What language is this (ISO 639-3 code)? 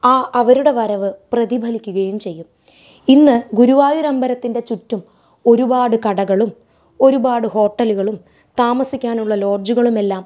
mal